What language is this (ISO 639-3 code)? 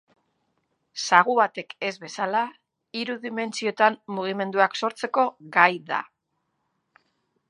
eus